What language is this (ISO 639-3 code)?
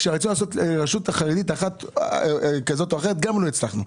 heb